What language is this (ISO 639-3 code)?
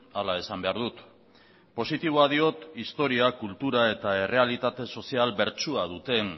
eus